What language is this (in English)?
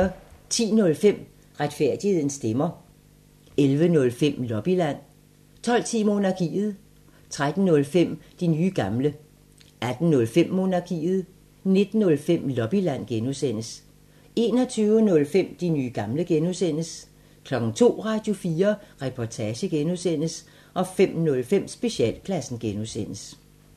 Danish